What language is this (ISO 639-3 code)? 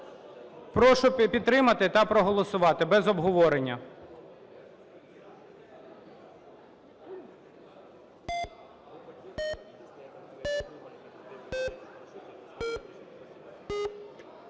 ukr